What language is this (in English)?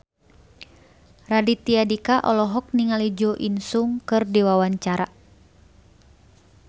Sundanese